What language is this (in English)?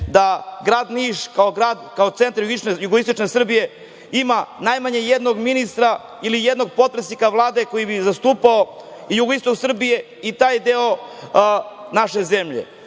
Serbian